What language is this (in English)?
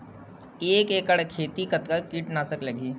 Chhattisgarhi